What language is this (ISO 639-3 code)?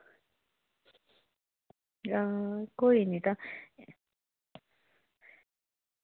doi